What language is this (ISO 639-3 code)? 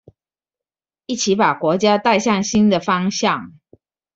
zho